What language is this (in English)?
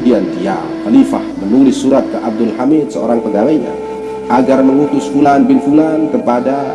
Indonesian